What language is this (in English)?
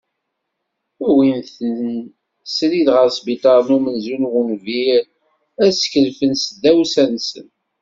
Kabyle